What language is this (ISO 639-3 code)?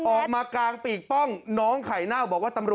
tha